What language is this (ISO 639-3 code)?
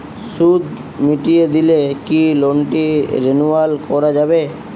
ben